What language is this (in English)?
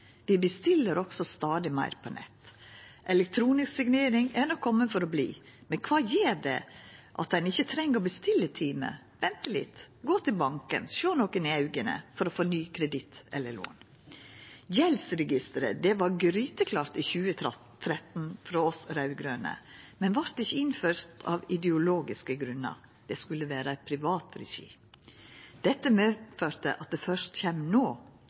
Norwegian Nynorsk